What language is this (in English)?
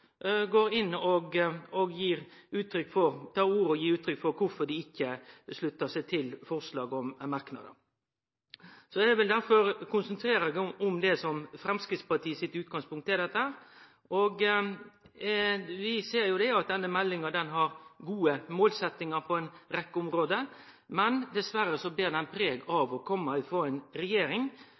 Norwegian Nynorsk